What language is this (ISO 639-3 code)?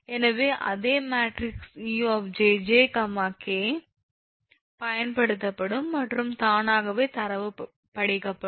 tam